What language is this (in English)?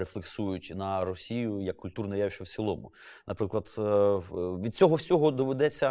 Ukrainian